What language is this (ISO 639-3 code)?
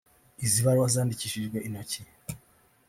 kin